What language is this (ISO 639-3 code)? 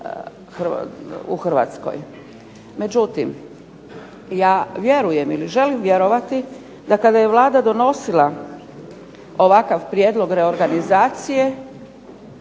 hrv